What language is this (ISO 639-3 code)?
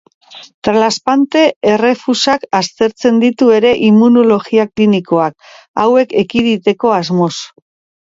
eus